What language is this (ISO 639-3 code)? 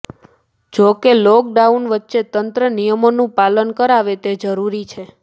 guj